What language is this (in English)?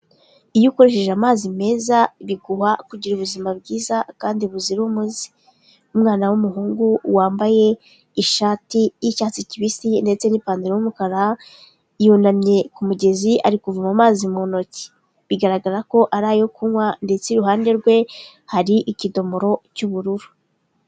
Kinyarwanda